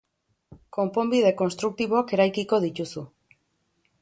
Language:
Basque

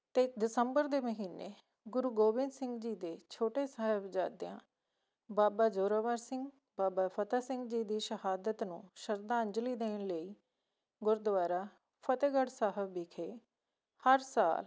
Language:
Punjabi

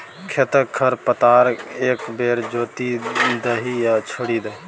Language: Maithili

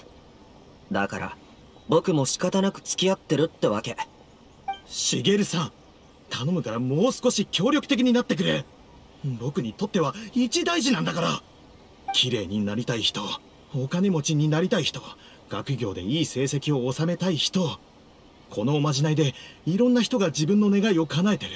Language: Japanese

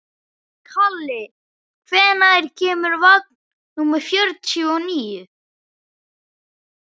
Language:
Icelandic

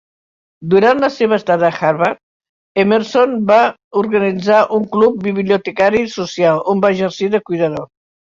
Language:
Catalan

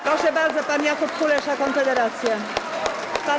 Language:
Polish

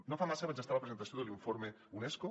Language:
Catalan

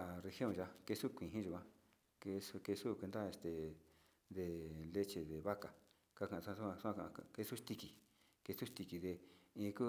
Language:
Sinicahua Mixtec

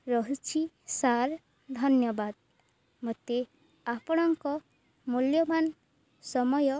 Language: Odia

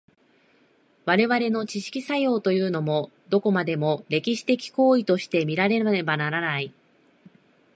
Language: Japanese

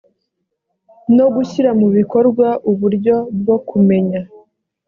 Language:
Kinyarwanda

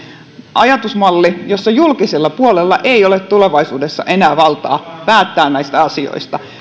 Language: Finnish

